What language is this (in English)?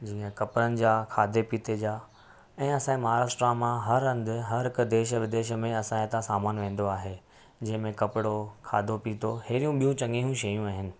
Sindhi